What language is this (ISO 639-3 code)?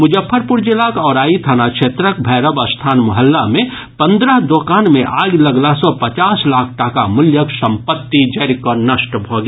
mai